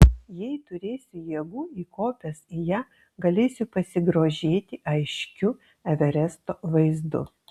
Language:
Lithuanian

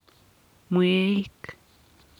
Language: Kalenjin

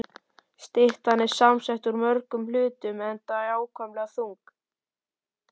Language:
Icelandic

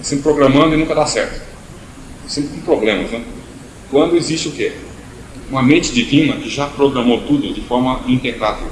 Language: Portuguese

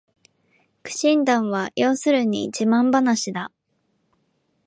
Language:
Japanese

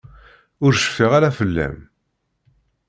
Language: Kabyle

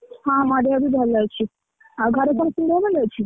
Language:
Odia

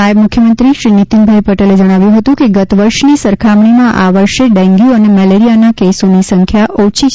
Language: Gujarati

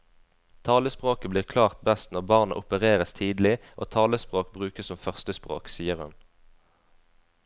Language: Norwegian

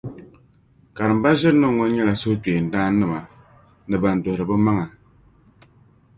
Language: Dagbani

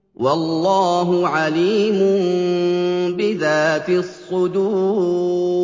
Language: Arabic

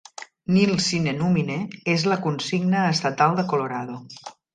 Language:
Catalan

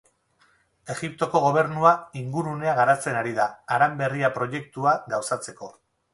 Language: Basque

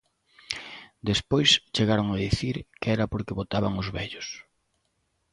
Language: Galician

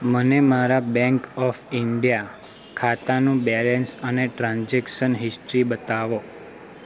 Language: Gujarati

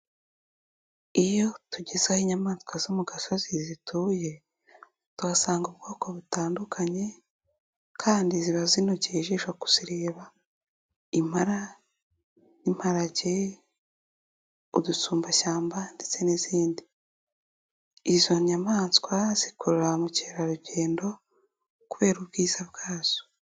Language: Kinyarwanda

